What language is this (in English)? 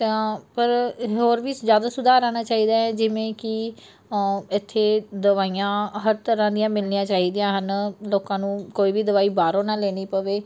Punjabi